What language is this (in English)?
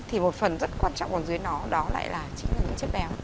Vietnamese